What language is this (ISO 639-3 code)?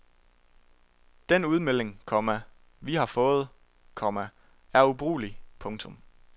dan